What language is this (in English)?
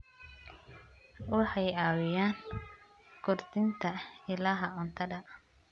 Somali